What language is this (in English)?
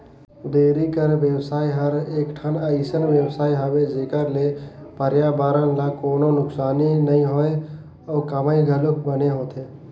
Chhattisgarhi